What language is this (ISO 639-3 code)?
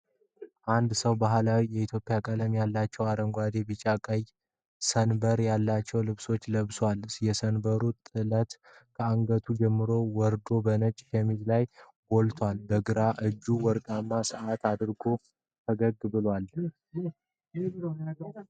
amh